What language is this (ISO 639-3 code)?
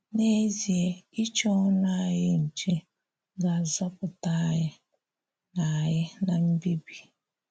ibo